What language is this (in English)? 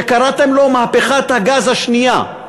Hebrew